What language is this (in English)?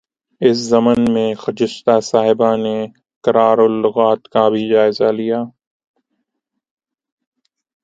Urdu